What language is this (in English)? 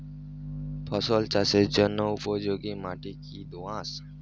Bangla